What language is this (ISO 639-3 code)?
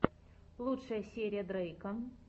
rus